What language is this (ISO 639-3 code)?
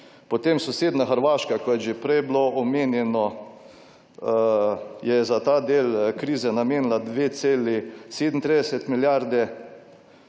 slv